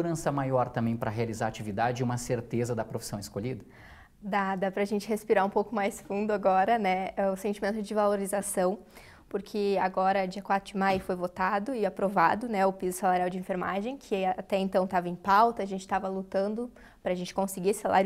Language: Portuguese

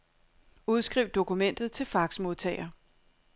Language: Danish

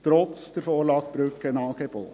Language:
Swiss German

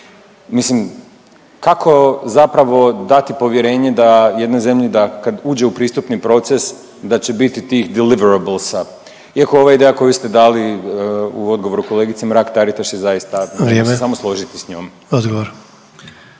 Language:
Croatian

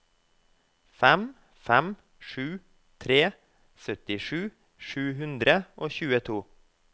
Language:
Norwegian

